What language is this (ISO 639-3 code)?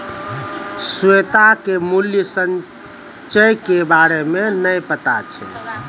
mai